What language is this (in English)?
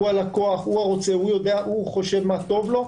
Hebrew